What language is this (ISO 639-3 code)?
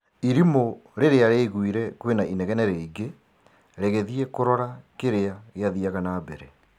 kik